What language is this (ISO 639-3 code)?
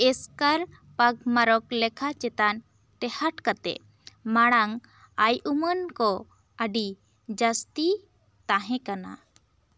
sat